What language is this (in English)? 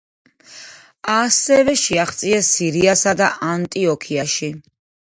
Georgian